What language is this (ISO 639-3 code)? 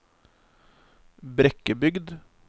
nor